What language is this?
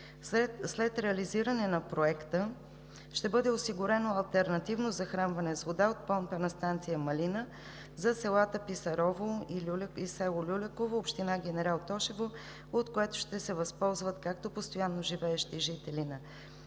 Bulgarian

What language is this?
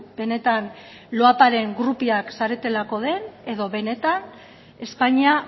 Basque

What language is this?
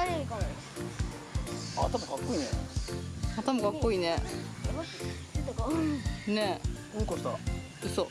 Japanese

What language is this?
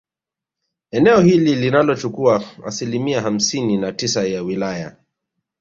Swahili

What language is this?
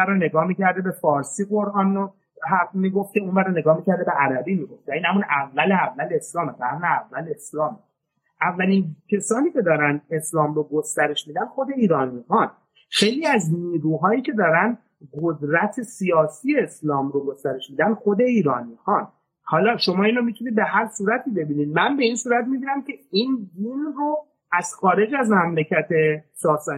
Persian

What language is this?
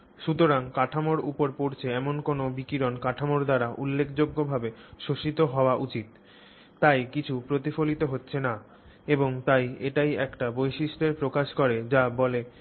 Bangla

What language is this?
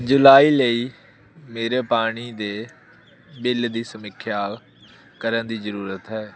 Punjabi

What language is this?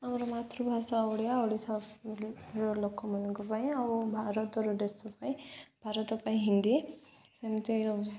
Odia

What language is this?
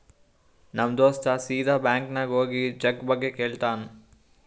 Kannada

